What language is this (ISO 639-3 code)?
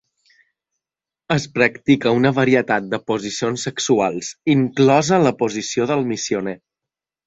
cat